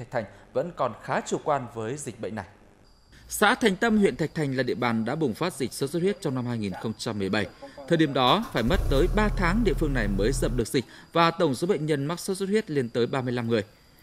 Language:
Vietnamese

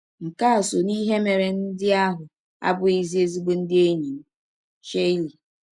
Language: Igbo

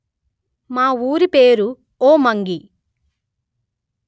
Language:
Telugu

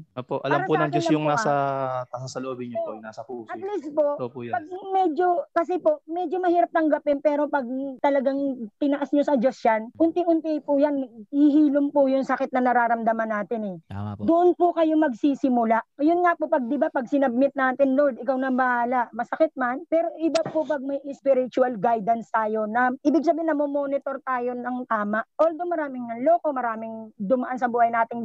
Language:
Filipino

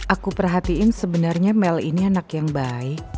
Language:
Indonesian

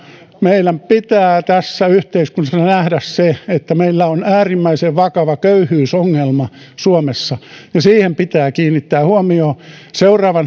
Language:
Finnish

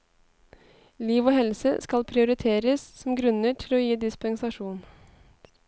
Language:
Norwegian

